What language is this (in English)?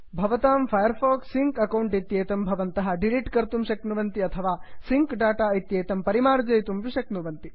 Sanskrit